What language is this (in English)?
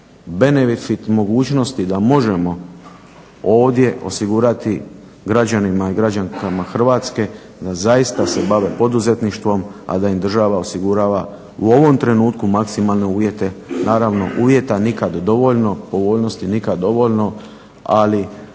Croatian